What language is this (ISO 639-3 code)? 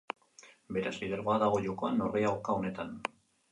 eus